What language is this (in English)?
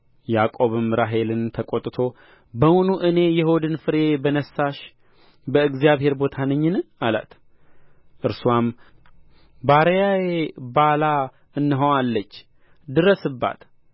Amharic